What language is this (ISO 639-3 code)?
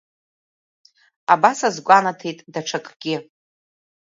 abk